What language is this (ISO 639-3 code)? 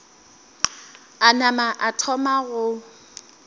nso